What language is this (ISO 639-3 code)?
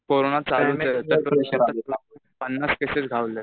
mar